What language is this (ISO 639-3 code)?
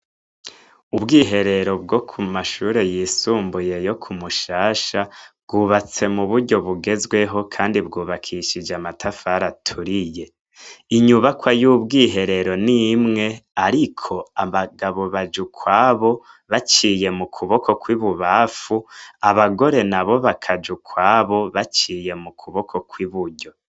run